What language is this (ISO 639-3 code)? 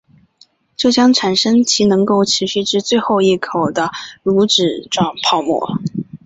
zho